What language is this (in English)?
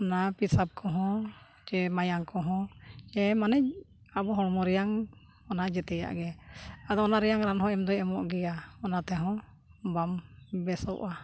Santali